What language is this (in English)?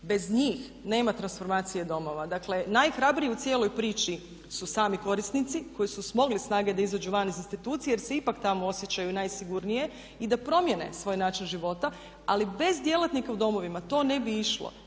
Croatian